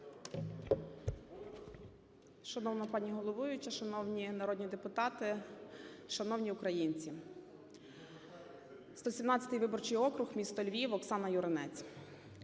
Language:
Ukrainian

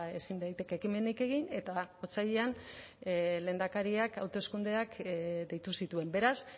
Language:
Basque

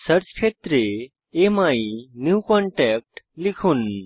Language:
Bangla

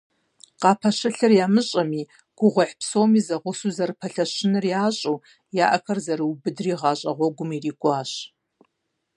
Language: Kabardian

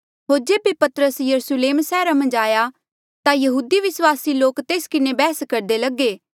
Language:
Mandeali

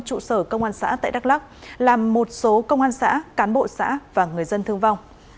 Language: Vietnamese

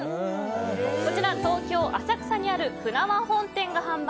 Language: Japanese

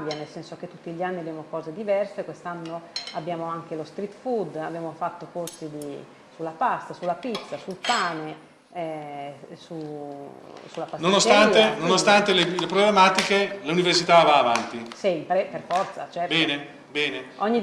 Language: Italian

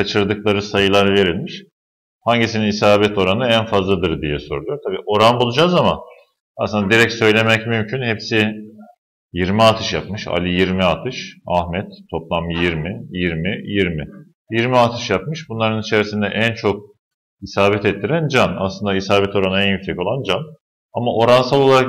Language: Turkish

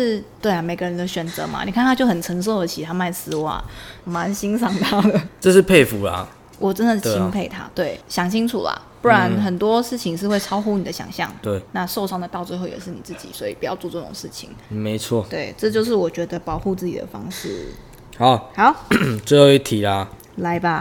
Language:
Chinese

